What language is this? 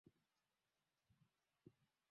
Swahili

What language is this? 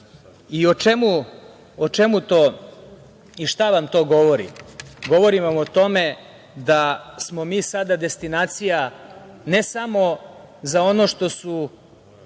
Serbian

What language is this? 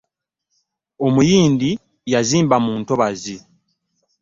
Ganda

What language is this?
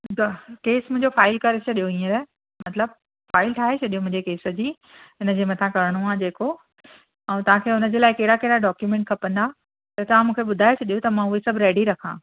Sindhi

